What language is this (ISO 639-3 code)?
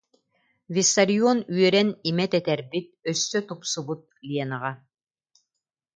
sah